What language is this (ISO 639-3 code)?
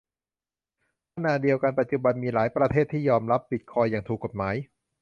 tha